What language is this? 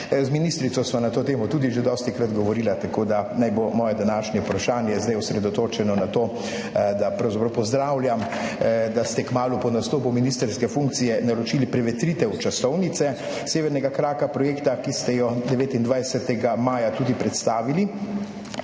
Slovenian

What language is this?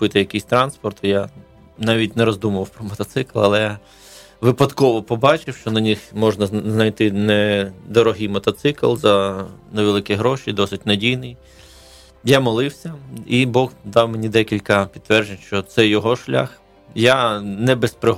Ukrainian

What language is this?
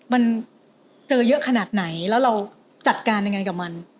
Thai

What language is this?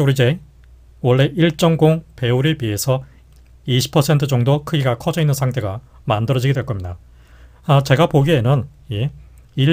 Korean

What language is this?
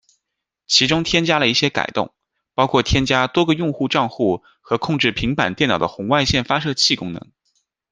Chinese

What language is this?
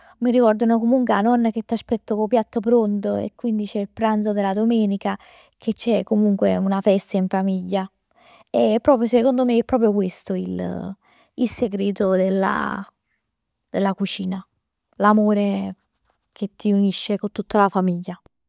Neapolitan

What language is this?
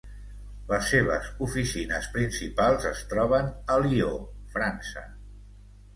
Catalan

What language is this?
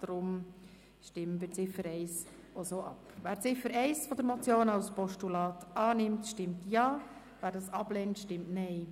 Swiss German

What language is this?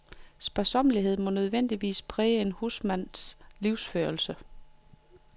Danish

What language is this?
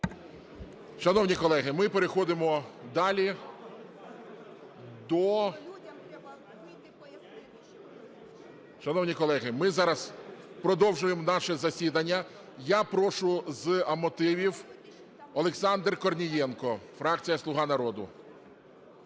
Ukrainian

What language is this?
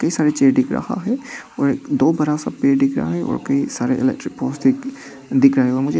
Hindi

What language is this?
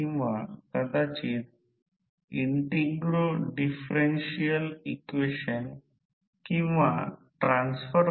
Marathi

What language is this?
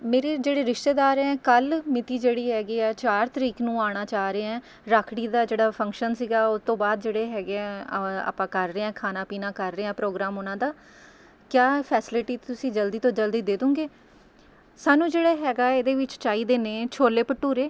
Punjabi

